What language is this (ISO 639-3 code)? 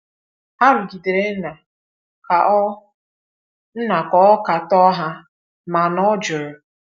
ibo